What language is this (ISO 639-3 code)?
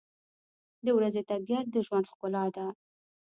pus